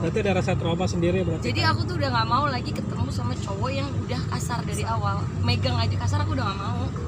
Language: Indonesian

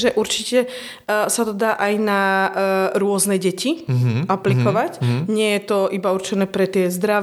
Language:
Slovak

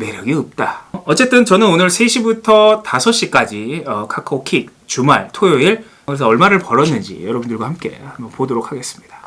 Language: Korean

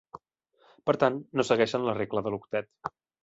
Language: Catalan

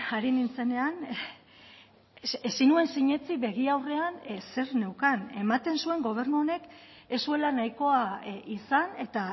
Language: Basque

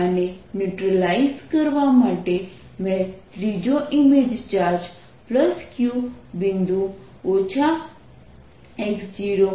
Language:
Gujarati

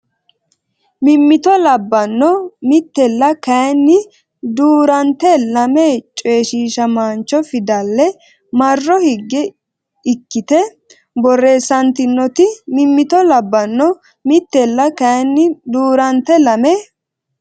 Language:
Sidamo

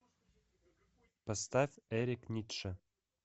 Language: Russian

